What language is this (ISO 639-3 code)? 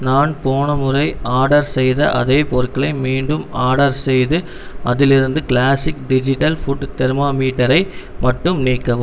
tam